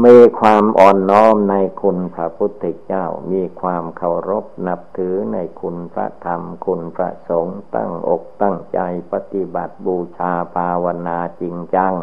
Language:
Thai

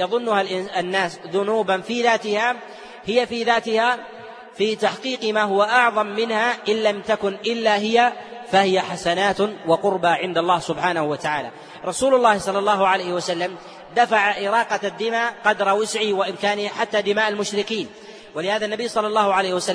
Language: Arabic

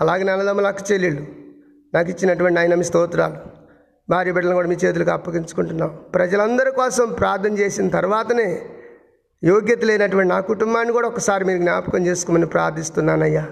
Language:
Telugu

